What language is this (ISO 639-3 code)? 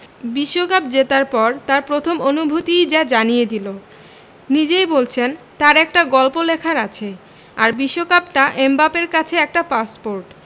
ben